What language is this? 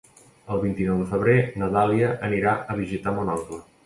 Catalan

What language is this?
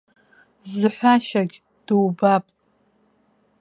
Abkhazian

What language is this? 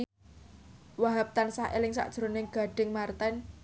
Javanese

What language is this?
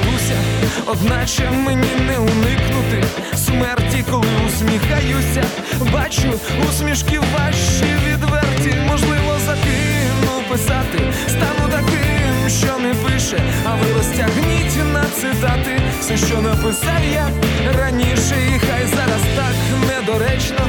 Ukrainian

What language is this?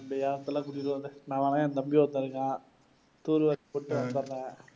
Tamil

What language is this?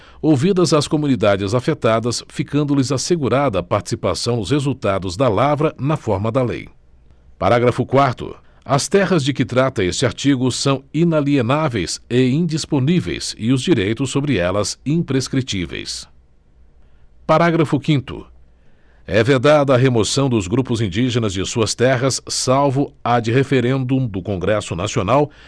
Portuguese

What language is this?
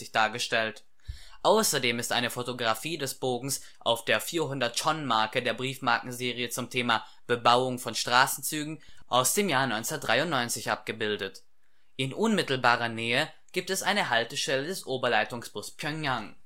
German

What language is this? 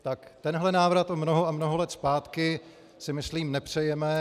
Czech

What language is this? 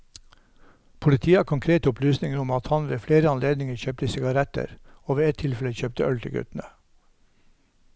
Norwegian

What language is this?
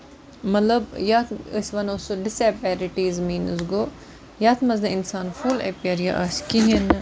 Kashmiri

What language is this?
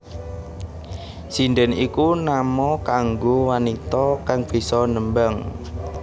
Javanese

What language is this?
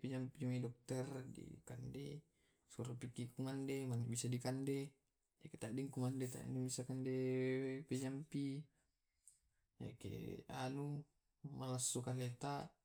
Tae'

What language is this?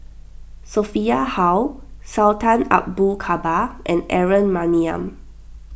English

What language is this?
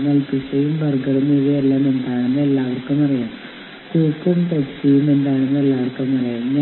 Malayalam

